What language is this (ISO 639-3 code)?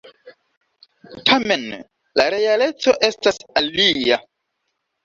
epo